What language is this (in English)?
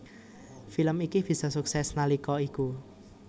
Javanese